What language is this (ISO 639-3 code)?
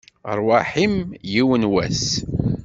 kab